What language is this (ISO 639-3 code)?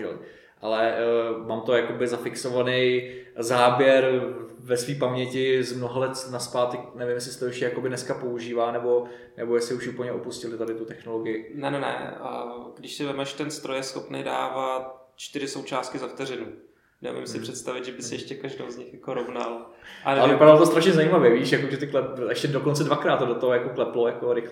ces